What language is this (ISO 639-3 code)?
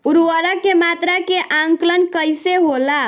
bho